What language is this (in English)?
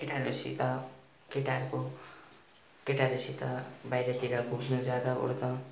Nepali